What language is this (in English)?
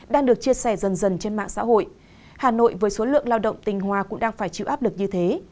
Vietnamese